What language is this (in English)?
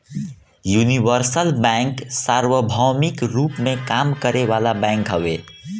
Bhojpuri